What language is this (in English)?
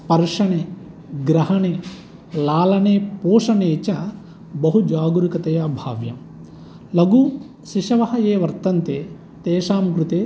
Sanskrit